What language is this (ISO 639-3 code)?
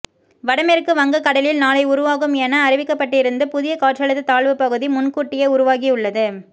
tam